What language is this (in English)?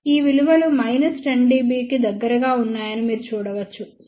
Telugu